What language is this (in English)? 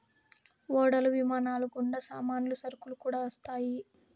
Telugu